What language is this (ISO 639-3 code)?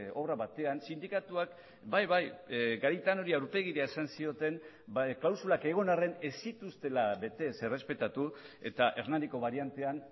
eus